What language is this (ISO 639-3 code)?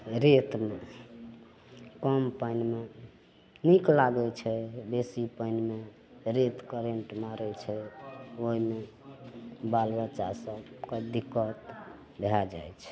mai